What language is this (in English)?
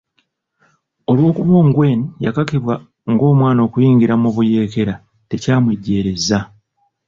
Ganda